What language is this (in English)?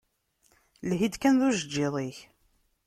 Kabyle